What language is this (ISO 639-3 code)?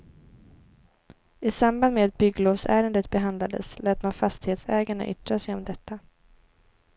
swe